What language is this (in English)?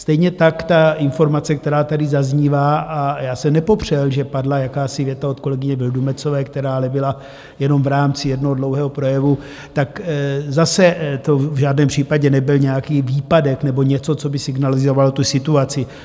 Czech